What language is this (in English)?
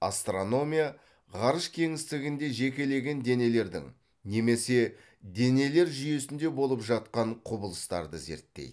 Kazakh